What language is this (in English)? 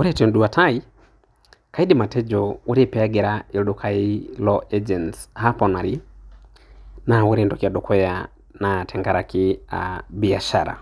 Masai